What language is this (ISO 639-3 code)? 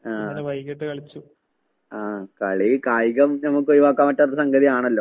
mal